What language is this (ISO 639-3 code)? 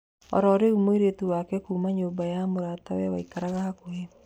kik